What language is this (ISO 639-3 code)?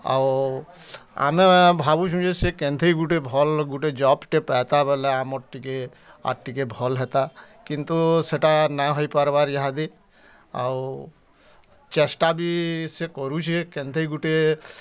ori